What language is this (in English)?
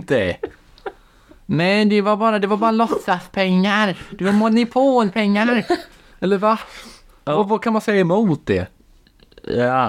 Swedish